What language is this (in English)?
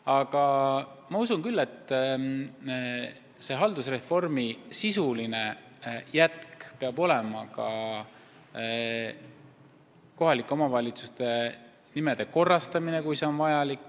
Estonian